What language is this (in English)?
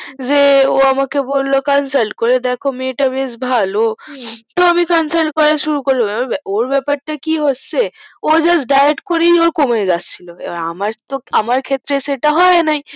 Bangla